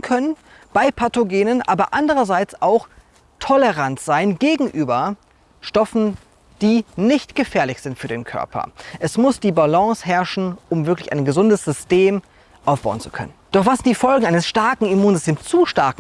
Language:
German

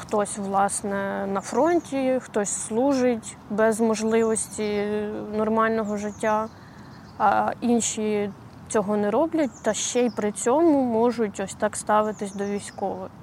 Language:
Ukrainian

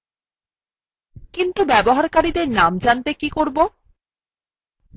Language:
Bangla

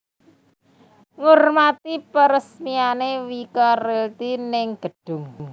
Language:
Javanese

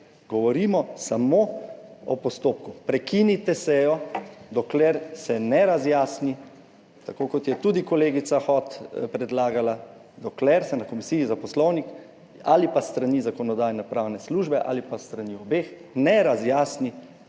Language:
Slovenian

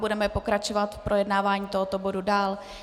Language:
Czech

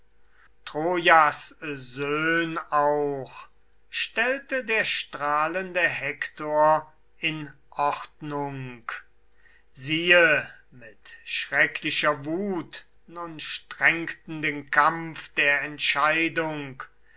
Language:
German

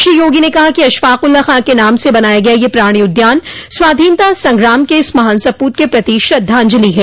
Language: Hindi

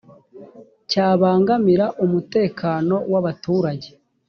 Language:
Kinyarwanda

